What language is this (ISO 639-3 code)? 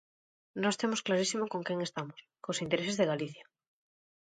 glg